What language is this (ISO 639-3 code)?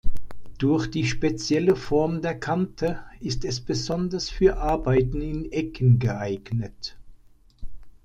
deu